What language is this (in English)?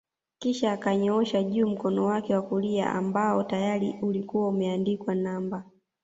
Swahili